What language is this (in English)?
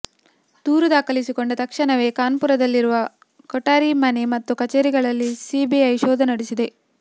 Kannada